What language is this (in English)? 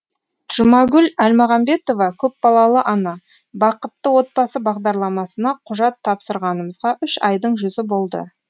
Kazakh